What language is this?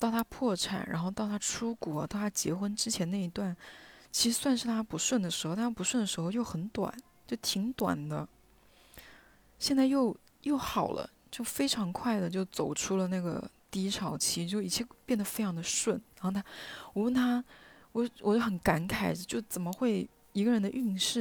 Chinese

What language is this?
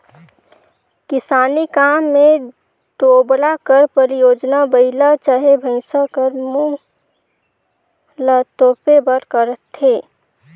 Chhattisgarhi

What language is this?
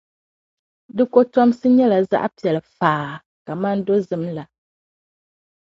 Dagbani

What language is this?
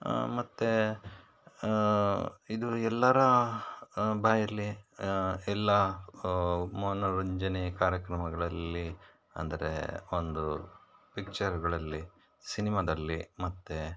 Kannada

